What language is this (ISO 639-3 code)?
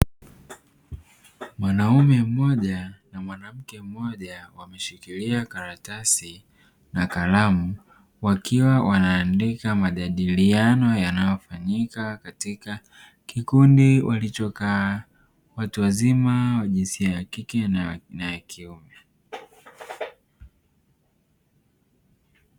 swa